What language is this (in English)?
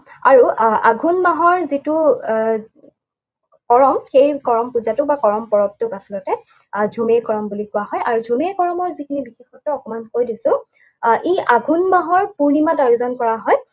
Assamese